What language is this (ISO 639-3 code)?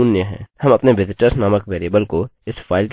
hin